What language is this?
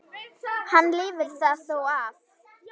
Icelandic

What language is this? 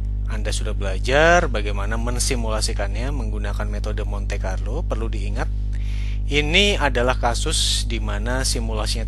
Indonesian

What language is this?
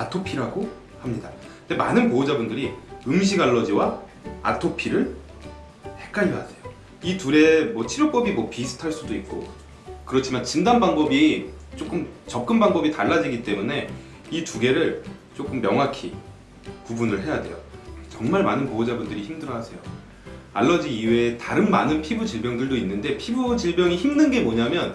Korean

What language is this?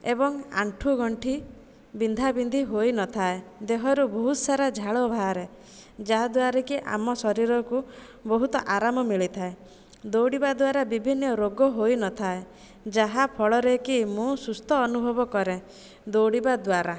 Odia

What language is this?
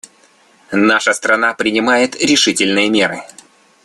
Russian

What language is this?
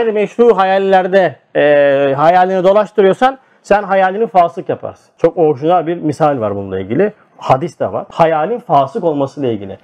Turkish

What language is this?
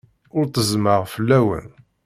Kabyle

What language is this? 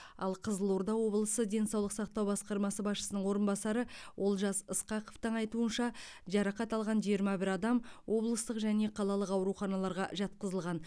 Kazakh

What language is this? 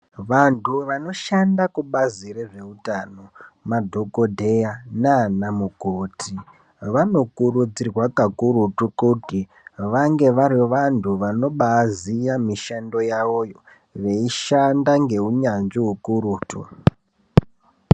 Ndau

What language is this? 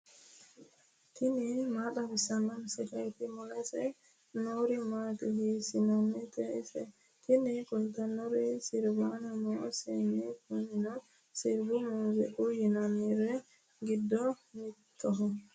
Sidamo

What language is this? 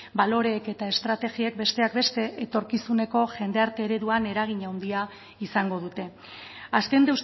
Basque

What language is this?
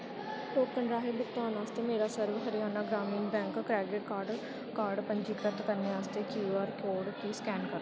Dogri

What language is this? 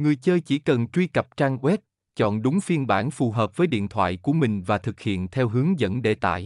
Vietnamese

